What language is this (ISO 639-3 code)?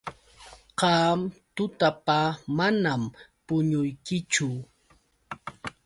qux